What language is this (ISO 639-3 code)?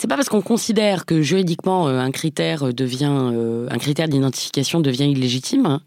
fra